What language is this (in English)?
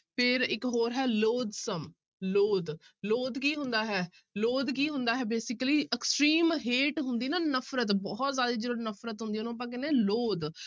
Punjabi